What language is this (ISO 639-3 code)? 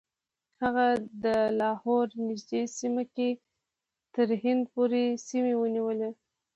pus